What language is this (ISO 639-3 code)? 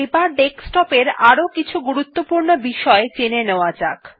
ben